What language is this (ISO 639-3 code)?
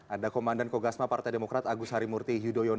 ind